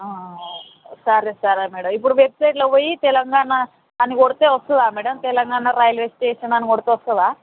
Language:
Telugu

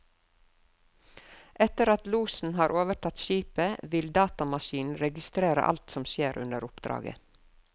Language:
Norwegian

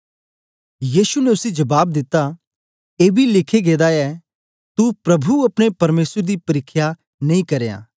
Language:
Dogri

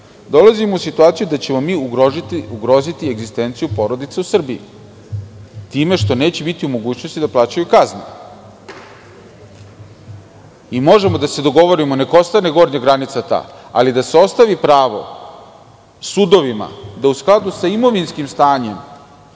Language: Serbian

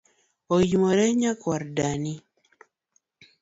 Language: Luo (Kenya and Tanzania)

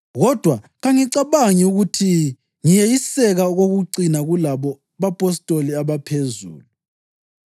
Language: North Ndebele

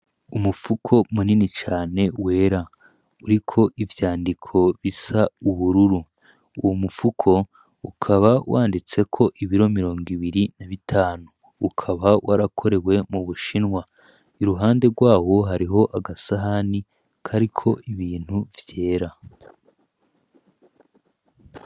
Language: Rundi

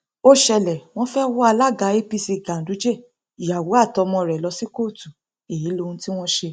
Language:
Yoruba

